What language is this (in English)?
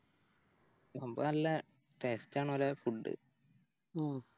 Malayalam